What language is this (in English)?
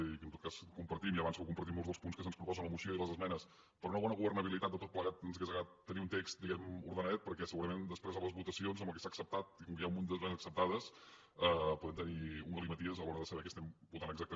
Catalan